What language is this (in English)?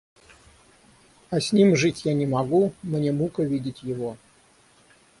Russian